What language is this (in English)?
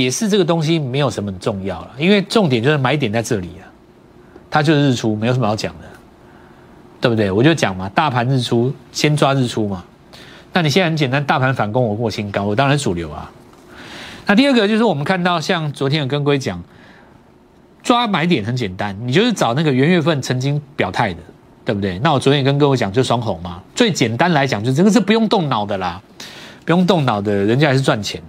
Chinese